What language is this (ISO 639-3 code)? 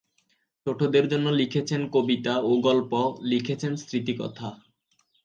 ben